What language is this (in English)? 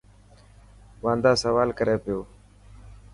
Dhatki